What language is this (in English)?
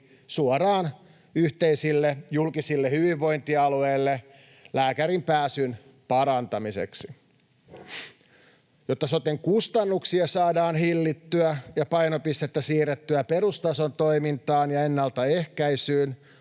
Finnish